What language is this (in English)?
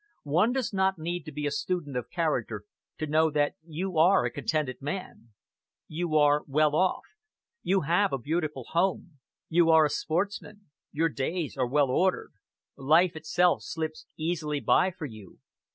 English